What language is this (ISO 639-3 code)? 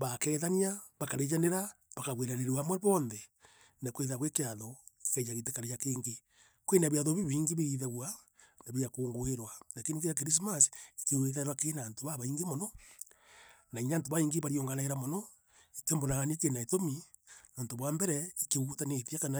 mer